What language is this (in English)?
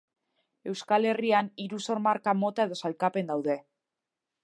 Basque